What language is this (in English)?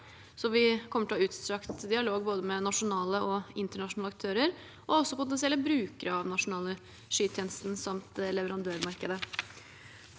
Norwegian